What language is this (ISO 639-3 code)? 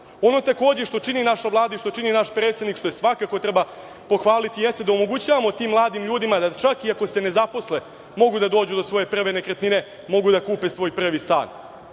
srp